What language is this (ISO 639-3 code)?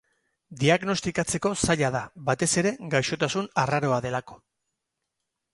eus